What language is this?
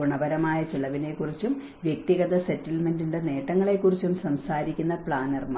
Malayalam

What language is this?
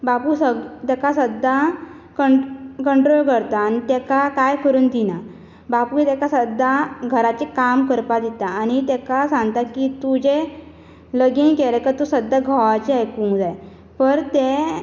Konkani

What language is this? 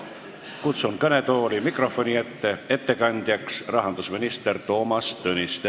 Estonian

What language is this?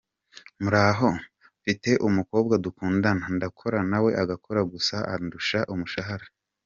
Kinyarwanda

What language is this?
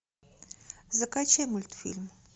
Russian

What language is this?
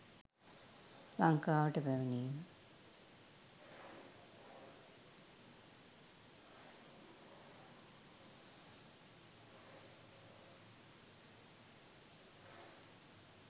Sinhala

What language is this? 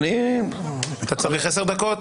Hebrew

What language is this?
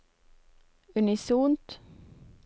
Norwegian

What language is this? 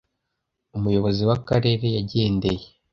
Kinyarwanda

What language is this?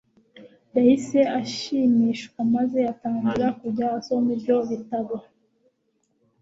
Kinyarwanda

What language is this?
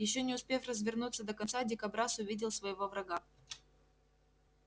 Russian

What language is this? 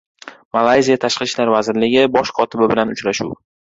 Uzbek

